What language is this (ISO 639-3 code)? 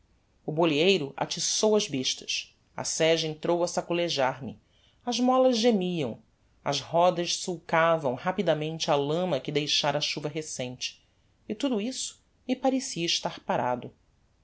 por